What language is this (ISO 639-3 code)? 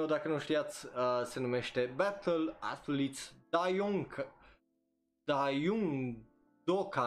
ron